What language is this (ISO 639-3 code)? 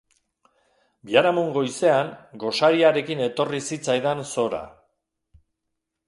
eus